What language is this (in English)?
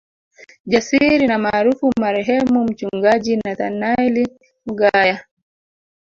Swahili